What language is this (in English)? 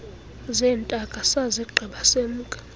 Xhosa